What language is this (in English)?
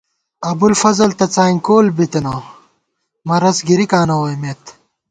Gawar-Bati